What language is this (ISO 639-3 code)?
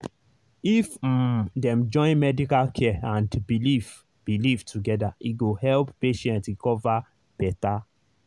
pcm